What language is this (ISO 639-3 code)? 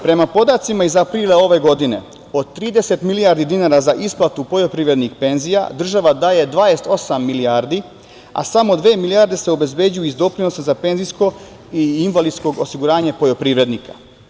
srp